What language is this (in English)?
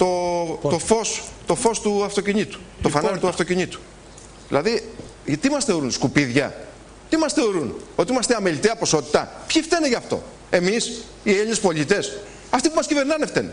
Greek